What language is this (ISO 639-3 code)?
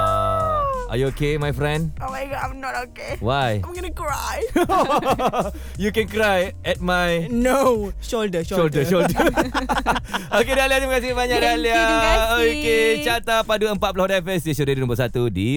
msa